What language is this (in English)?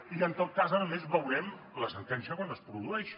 Catalan